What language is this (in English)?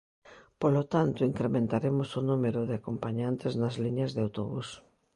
Galician